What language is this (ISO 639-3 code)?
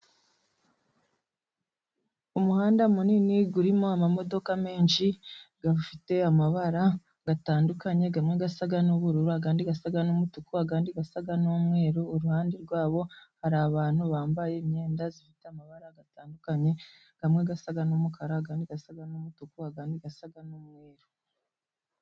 kin